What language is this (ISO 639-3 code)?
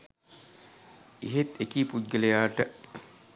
sin